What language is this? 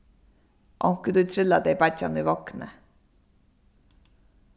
Faroese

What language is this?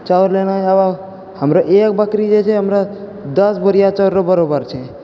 Maithili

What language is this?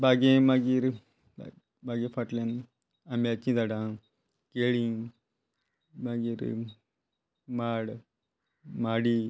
Konkani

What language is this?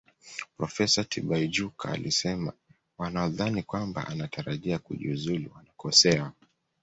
Swahili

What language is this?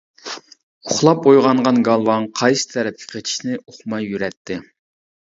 Uyghur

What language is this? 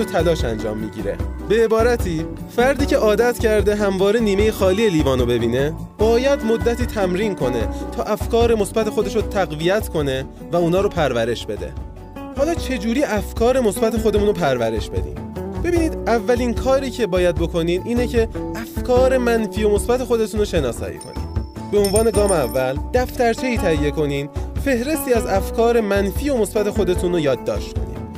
Persian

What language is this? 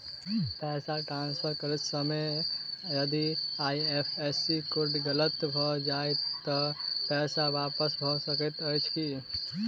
Maithili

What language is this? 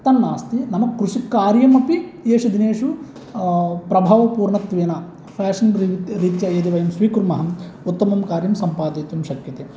Sanskrit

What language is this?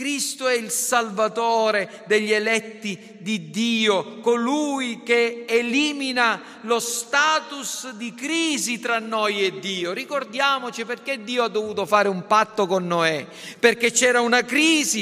Italian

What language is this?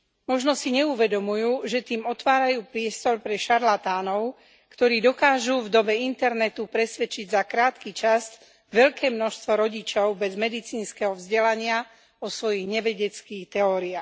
Slovak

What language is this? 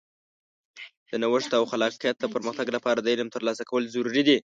Pashto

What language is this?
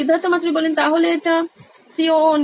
Bangla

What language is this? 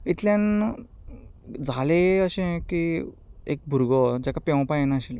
Konkani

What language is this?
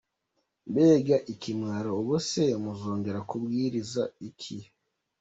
Kinyarwanda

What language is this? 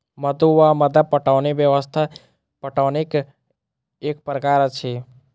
Maithili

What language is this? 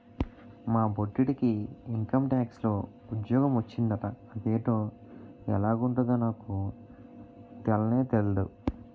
Telugu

